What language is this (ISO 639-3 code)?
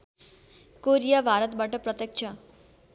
nep